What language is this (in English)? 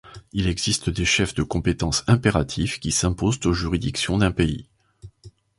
French